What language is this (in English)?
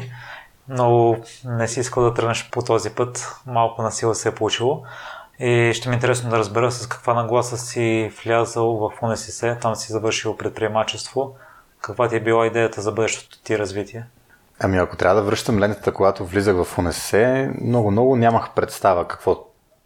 Bulgarian